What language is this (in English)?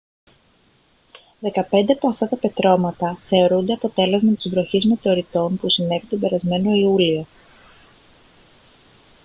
Greek